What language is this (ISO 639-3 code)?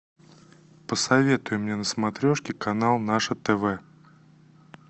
rus